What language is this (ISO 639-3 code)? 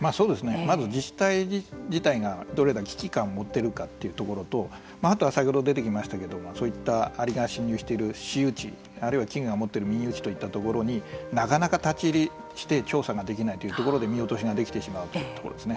jpn